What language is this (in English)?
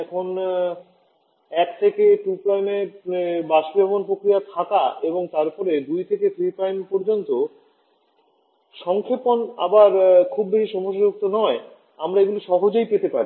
Bangla